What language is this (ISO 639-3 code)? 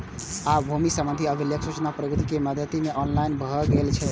mai